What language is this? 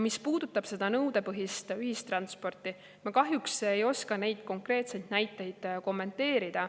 Estonian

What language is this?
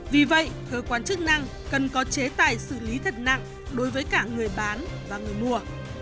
Vietnamese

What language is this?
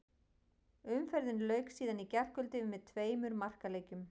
Icelandic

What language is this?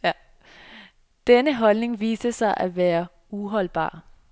Danish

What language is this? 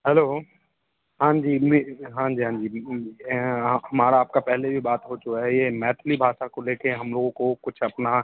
Hindi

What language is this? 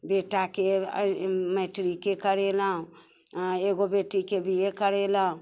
Maithili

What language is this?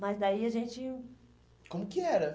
Portuguese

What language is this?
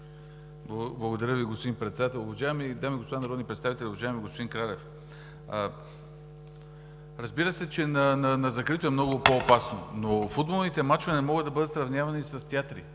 Bulgarian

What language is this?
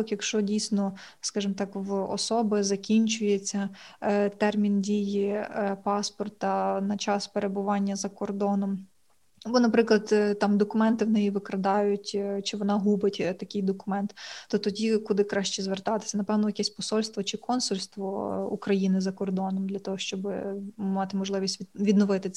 Ukrainian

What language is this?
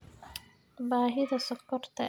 Somali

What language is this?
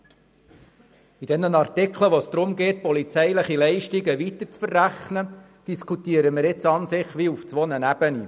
Swiss German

